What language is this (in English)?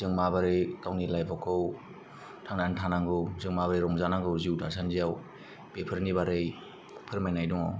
Bodo